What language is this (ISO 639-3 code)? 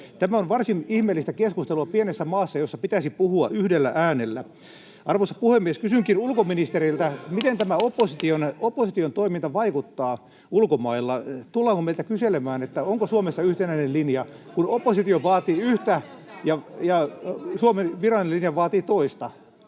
fin